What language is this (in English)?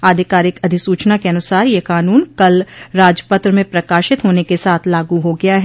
Hindi